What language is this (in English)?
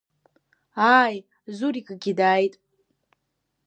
Abkhazian